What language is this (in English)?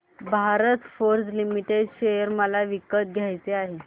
Marathi